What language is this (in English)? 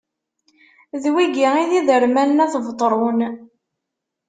Kabyle